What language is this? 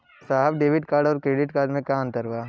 Bhojpuri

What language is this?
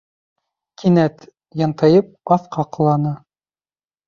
Bashkir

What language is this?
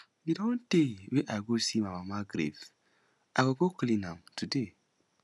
Nigerian Pidgin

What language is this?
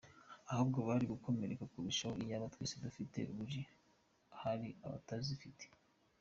Kinyarwanda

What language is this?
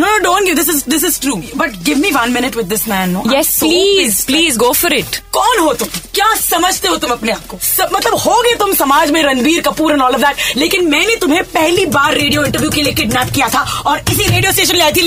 Hindi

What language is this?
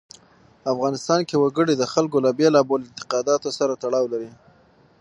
Pashto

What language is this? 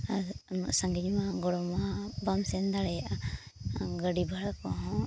Santali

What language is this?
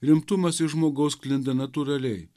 Lithuanian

